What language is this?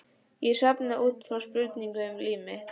Icelandic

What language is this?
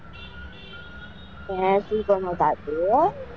Gujarati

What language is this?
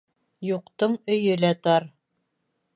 Bashkir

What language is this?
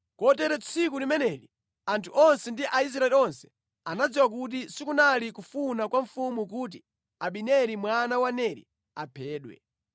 Nyanja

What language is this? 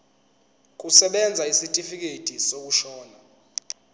Zulu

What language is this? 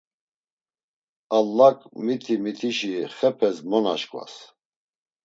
Laz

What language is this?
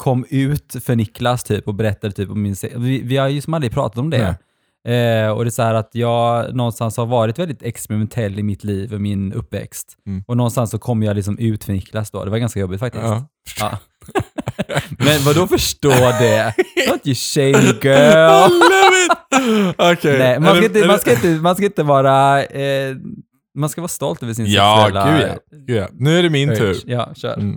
Swedish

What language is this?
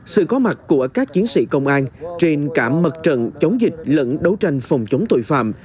Vietnamese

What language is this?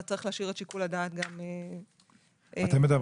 Hebrew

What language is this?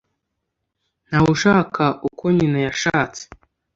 Kinyarwanda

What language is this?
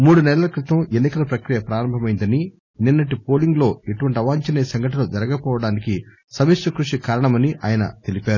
Telugu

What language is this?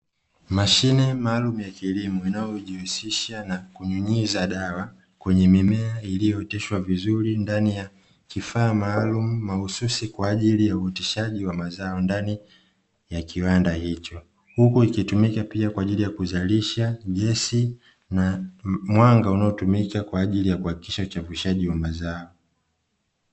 Swahili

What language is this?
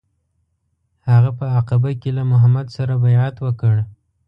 Pashto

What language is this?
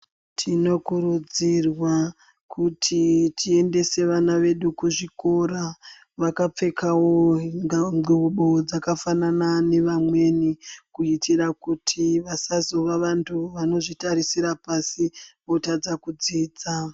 Ndau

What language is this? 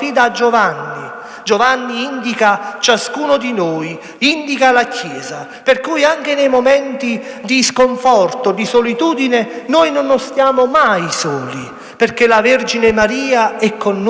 Italian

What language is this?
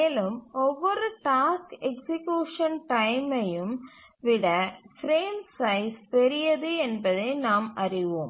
Tamil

